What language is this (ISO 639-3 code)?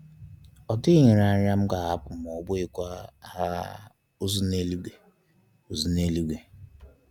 ibo